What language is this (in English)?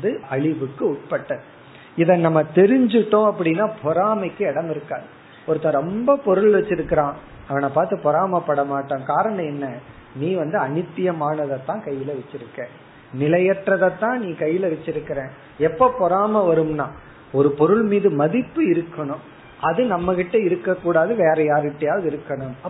Tamil